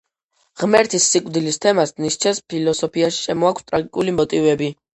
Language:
Georgian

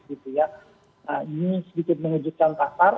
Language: Indonesian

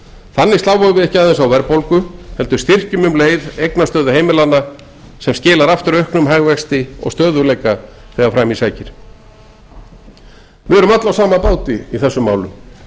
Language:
Icelandic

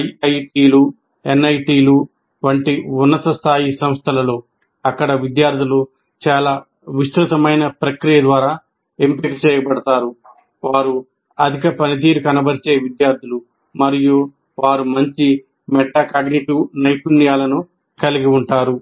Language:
Telugu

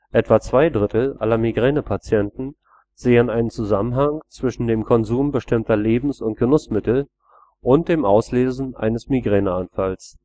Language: German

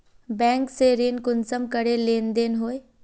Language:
Magahi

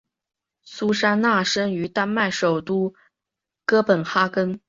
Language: Chinese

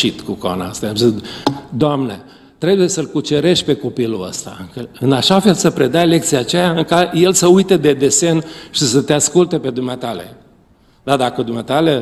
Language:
Romanian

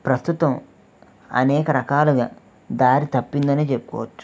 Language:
Telugu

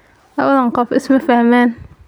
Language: Somali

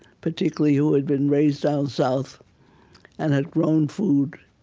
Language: English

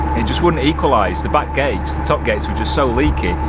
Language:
English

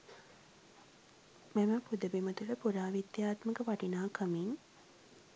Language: Sinhala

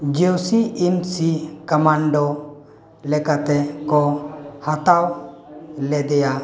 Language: Santali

